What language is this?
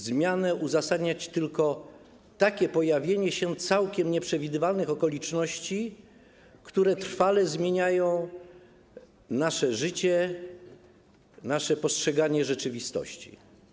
Polish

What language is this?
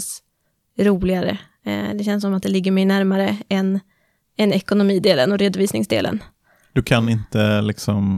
Swedish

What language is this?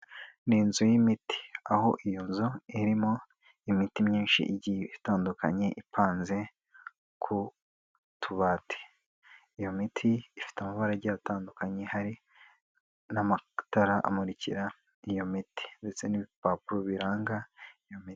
Kinyarwanda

